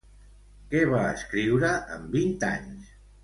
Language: Catalan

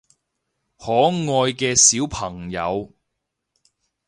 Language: Cantonese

